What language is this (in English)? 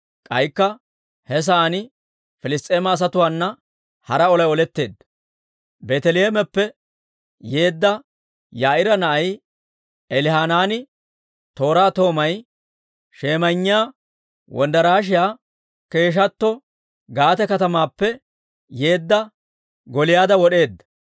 Dawro